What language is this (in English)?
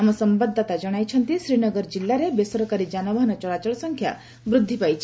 Odia